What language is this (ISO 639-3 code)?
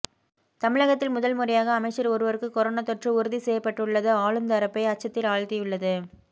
tam